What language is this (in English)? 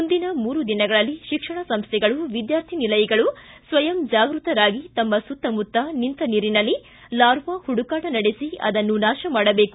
Kannada